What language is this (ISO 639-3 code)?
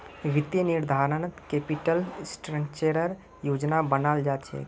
mag